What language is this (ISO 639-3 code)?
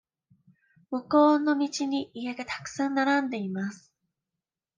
jpn